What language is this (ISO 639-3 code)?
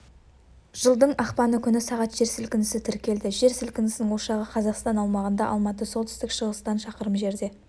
kaz